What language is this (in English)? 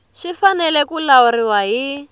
Tsonga